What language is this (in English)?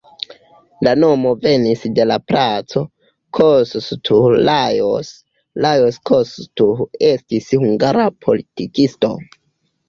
Esperanto